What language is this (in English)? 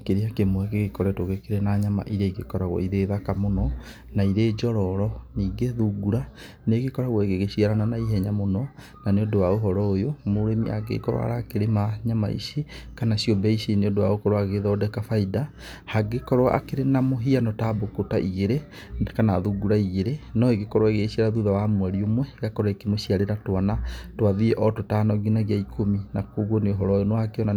Kikuyu